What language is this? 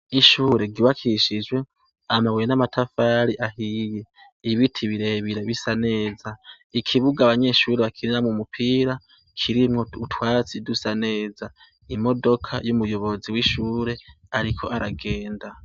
Rundi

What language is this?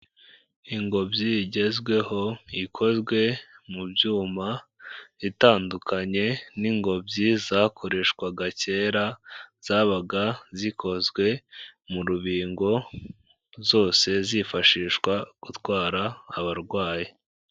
Kinyarwanda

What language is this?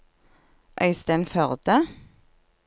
Norwegian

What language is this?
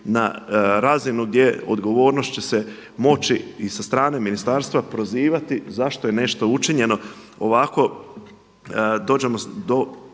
Croatian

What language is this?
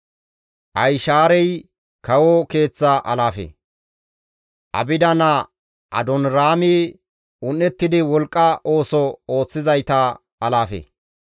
Gamo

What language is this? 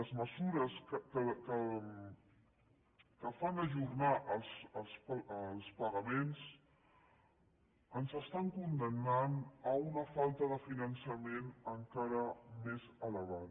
Catalan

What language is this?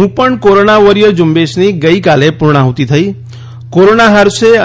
Gujarati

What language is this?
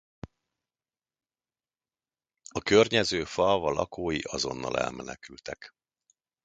Hungarian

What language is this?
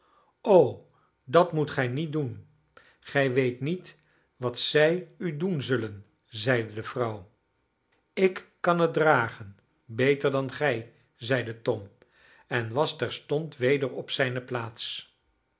Dutch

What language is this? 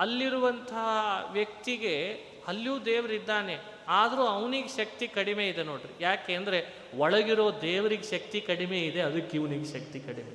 Kannada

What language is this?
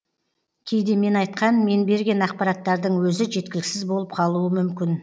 Kazakh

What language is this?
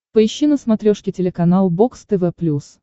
Russian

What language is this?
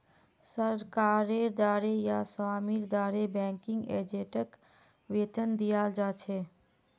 Magahi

